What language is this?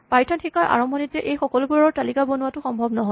Assamese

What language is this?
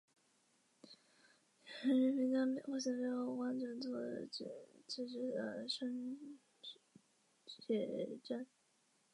Chinese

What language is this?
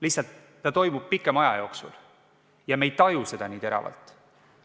Estonian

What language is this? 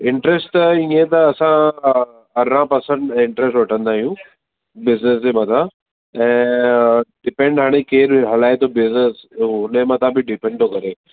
Sindhi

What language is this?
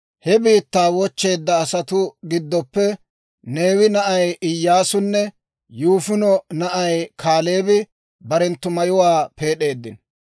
Dawro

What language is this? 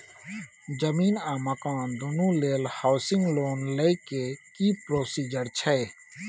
Maithili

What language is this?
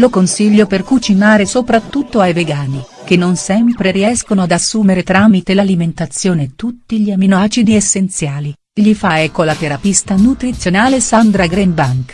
Italian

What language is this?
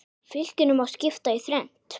Icelandic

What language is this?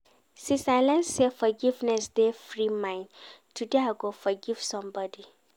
Nigerian Pidgin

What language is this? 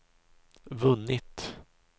Swedish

